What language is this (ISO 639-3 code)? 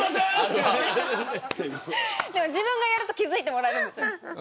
jpn